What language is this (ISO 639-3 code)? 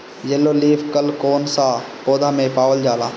bho